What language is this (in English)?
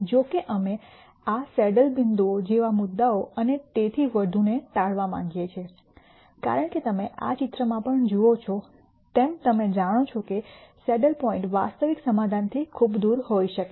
Gujarati